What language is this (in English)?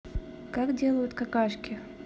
Russian